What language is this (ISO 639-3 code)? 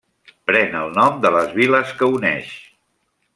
cat